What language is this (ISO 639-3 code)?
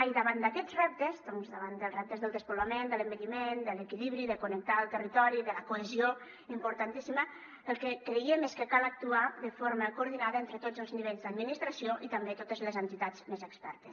cat